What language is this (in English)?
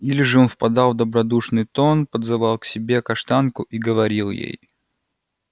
Russian